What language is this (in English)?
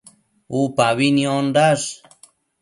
Matsés